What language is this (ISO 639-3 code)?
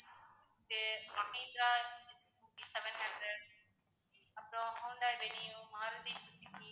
tam